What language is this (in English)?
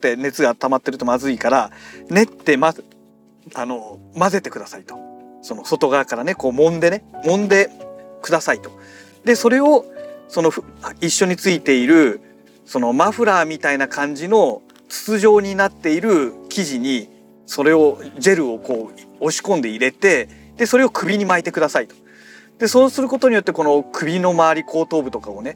Japanese